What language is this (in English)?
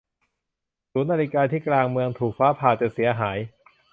Thai